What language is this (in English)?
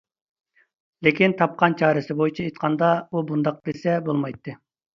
Uyghur